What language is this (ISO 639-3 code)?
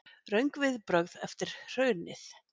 isl